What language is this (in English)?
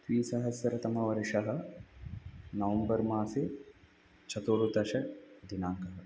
Sanskrit